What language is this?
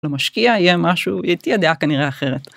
Hebrew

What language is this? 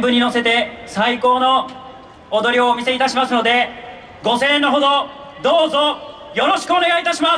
Japanese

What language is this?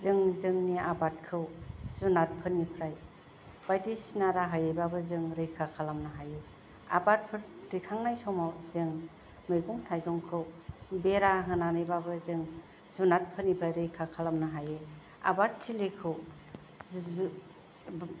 Bodo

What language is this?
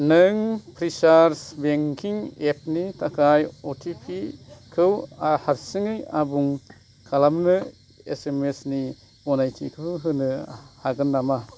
Bodo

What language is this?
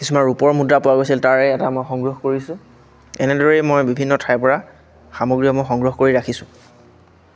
Assamese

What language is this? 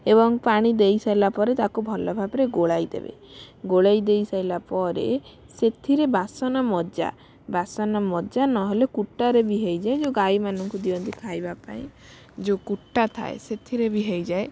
Odia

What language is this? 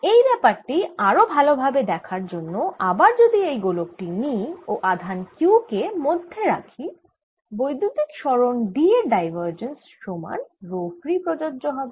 Bangla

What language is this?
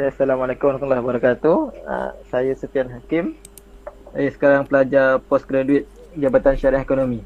Malay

